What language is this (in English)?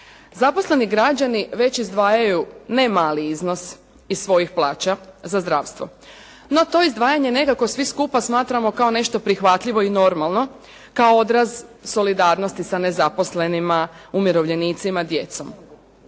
Croatian